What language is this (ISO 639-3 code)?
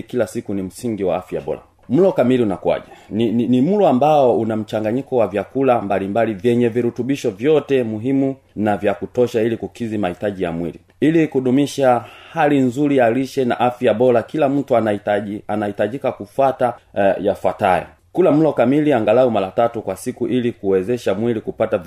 swa